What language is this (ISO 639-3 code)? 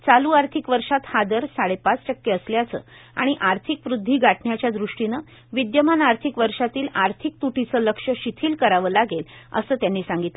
mar